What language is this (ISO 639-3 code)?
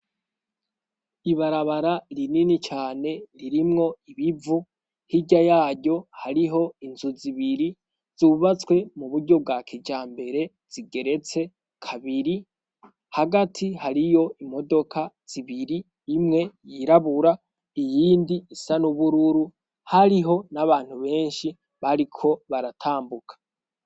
run